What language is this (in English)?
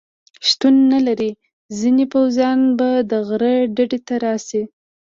Pashto